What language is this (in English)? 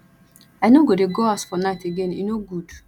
Nigerian Pidgin